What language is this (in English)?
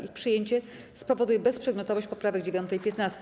Polish